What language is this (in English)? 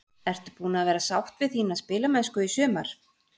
Icelandic